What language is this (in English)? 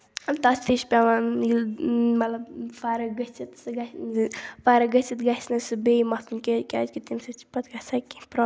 Kashmiri